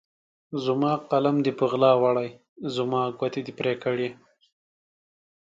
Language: Pashto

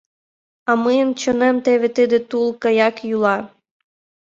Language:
Mari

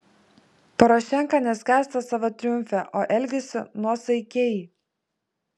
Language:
Lithuanian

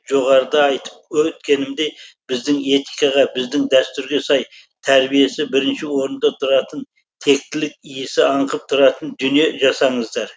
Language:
Kazakh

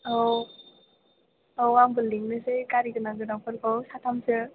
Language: Bodo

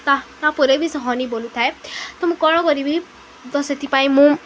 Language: Odia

